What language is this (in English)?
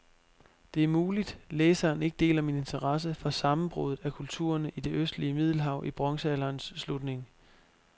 Danish